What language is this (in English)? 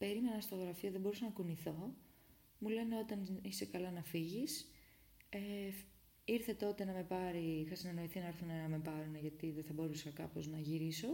Greek